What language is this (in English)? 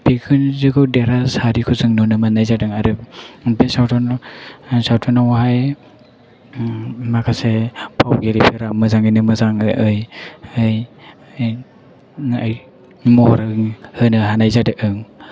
Bodo